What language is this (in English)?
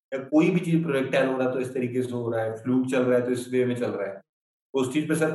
Hindi